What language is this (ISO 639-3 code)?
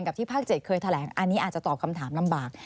tha